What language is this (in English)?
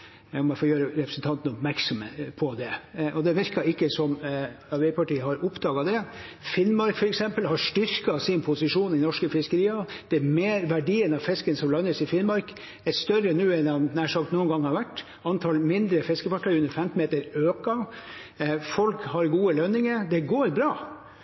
Norwegian Bokmål